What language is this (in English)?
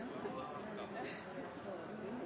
Norwegian Nynorsk